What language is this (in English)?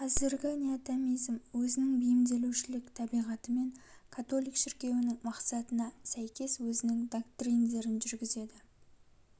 Kazakh